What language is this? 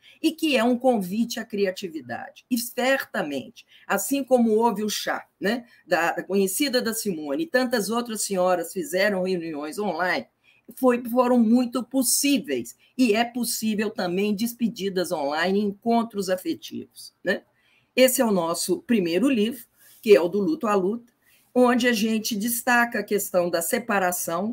Portuguese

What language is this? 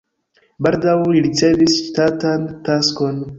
Esperanto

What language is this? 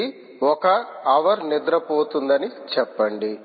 Telugu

